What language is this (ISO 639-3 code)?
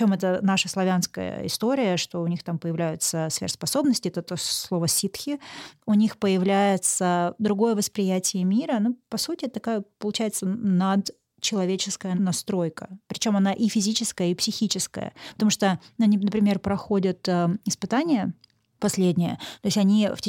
rus